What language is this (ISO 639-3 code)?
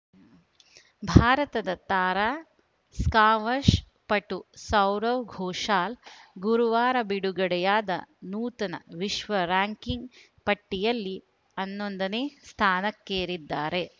kan